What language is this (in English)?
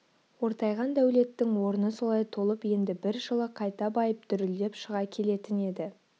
Kazakh